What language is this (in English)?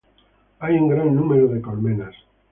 Spanish